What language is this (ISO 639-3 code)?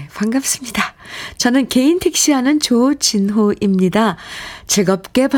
kor